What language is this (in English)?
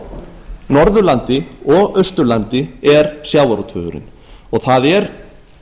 Icelandic